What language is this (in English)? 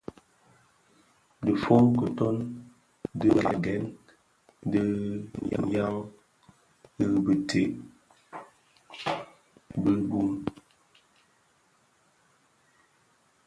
Bafia